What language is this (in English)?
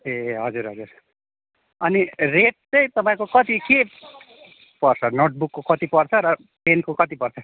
Nepali